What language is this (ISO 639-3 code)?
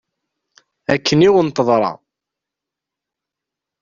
kab